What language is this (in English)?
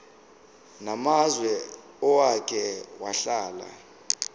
Zulu